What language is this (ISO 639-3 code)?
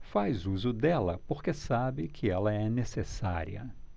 por